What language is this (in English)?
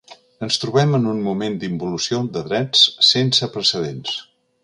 Catalan